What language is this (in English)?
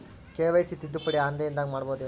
Kannada